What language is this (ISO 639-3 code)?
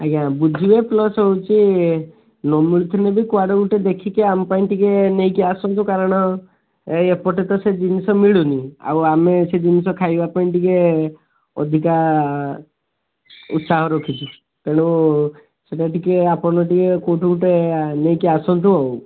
ori